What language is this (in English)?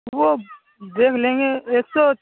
Urdu